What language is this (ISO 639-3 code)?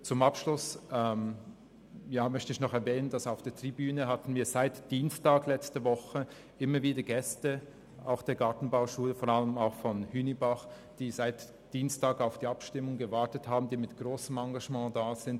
gsw